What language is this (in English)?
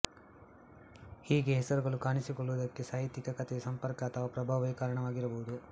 Kannada